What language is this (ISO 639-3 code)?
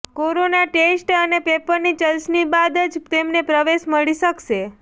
guj